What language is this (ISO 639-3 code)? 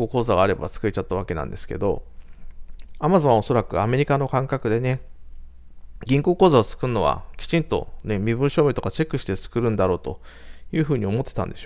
jpn